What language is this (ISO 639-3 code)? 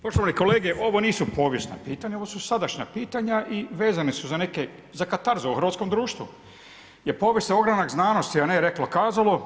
hrv